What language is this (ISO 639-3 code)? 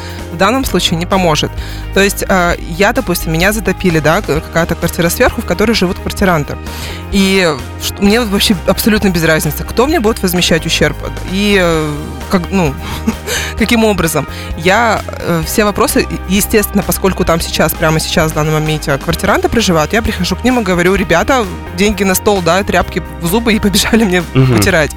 rus